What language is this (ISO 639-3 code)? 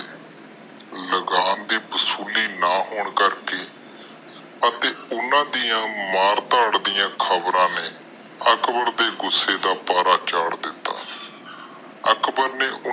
pan